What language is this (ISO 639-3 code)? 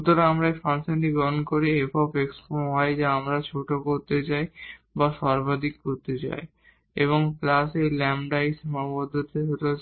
ben